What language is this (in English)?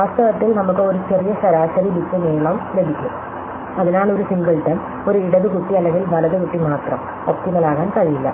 Malayalam